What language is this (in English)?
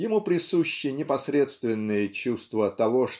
Russian